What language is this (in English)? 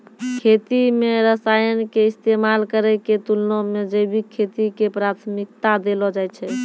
Maithili